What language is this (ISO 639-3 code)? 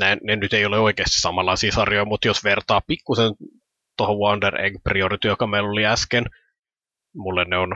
fin